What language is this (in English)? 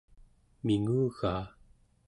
Central Yupik